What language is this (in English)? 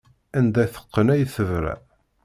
Kabyle